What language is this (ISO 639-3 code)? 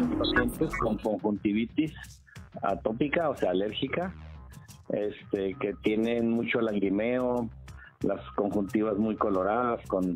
spa